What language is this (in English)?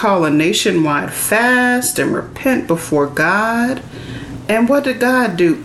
English